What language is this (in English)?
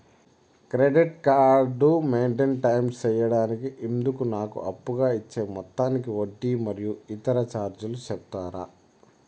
Telugu